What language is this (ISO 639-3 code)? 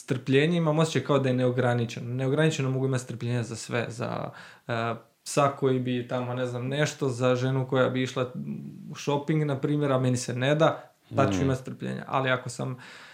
hrv